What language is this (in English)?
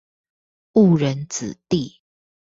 Chinese